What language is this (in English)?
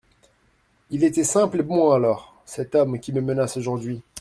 French